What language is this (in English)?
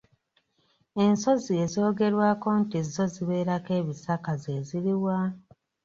Ganda